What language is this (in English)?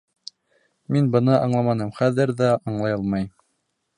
Bashkir